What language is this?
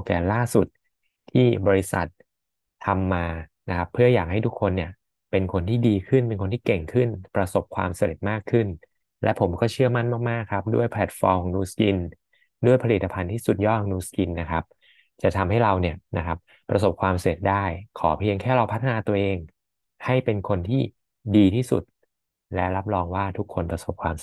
Thai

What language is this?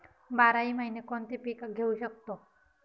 Marathi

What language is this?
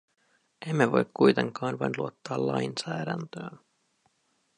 Finnish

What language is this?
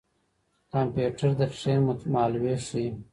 Pashto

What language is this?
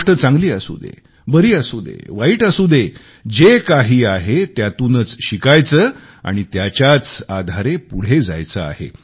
Marathi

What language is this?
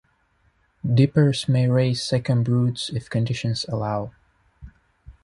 English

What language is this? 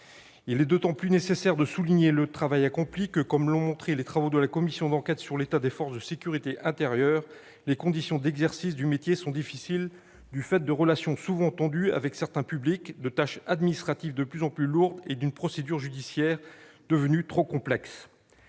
French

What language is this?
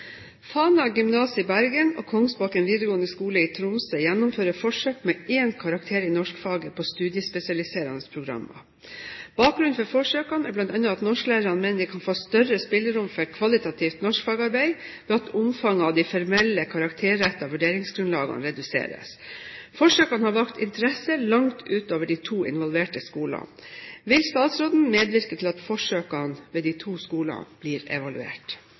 Norwegian Bokmål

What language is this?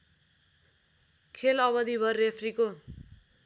Nepali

